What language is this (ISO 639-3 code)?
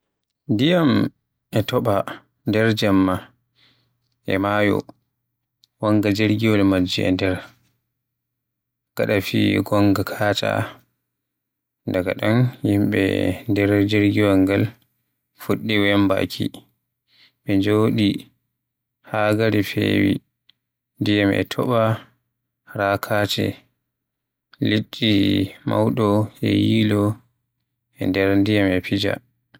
fuh